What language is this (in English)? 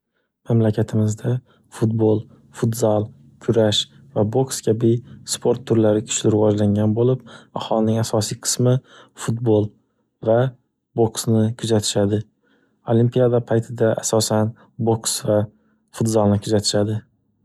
Uzbek